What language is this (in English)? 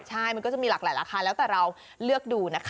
Thai